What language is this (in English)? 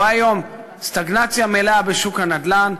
Hebrew